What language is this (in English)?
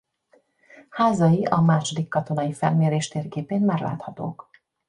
Hungarian